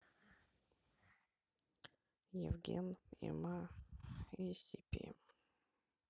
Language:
Russian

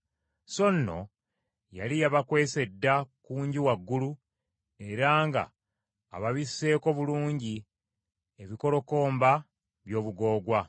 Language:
Ganda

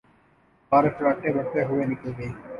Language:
Urdu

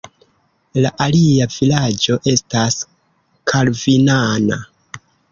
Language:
Esperanto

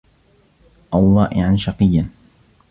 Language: Arabic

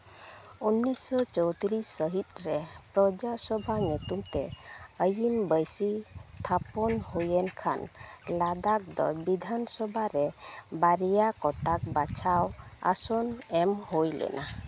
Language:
Santali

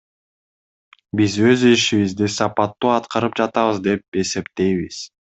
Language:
Kyrgyz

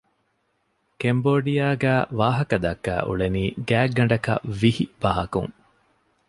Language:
Divehi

